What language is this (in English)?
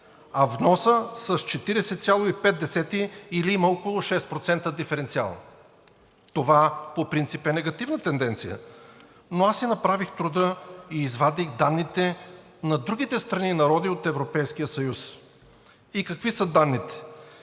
Bulgarian